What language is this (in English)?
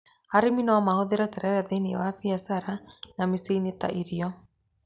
Kikuyu